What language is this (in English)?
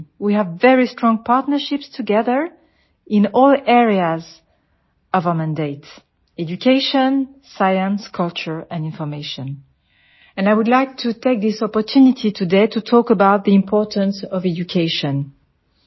Gujarati